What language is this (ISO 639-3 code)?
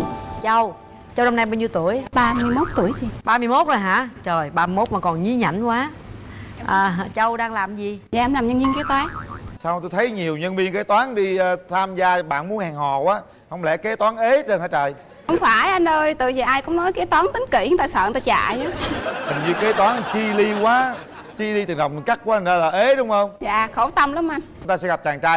vie